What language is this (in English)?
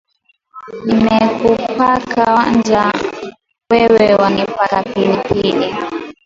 Swahili